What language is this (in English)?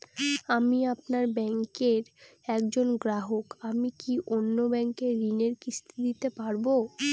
Bangla